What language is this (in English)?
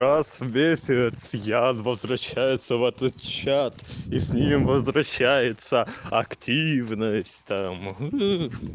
Russian